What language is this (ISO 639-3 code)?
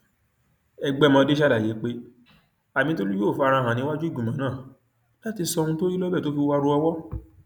yor